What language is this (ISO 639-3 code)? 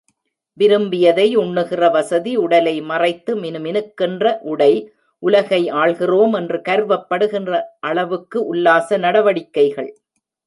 tam